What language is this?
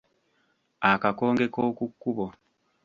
Ganda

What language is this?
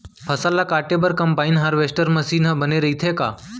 Chhattisgarhi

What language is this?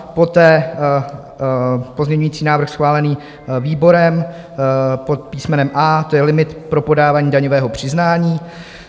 Czech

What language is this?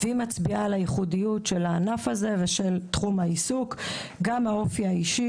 Hebrew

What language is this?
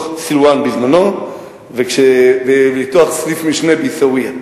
Hebrew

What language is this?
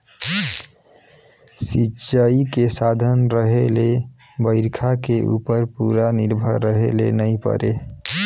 Chhattisgarhi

